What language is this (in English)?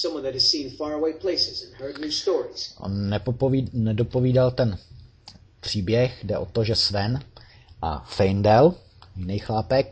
Czech